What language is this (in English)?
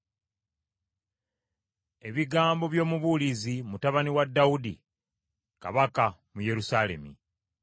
Ganda